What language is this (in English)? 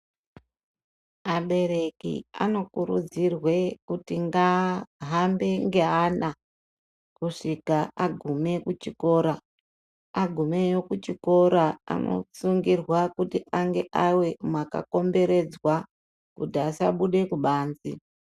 Ndau